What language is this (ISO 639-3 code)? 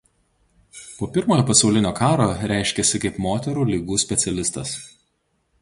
lit